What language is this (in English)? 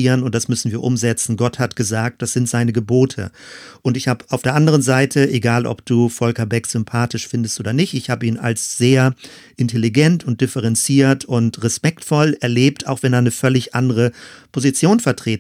German